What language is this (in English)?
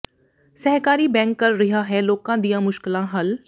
Punjabi